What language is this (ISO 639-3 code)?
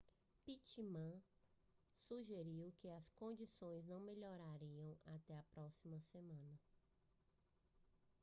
por